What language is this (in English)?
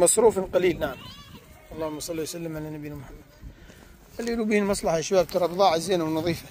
Arabic